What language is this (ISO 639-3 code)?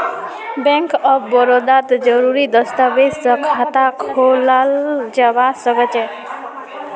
mag